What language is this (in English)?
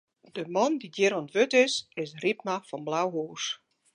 Western Frisian